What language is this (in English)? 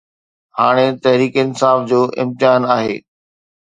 Sindhi